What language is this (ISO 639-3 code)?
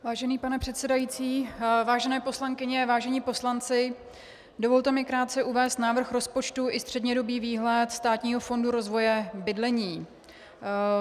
ces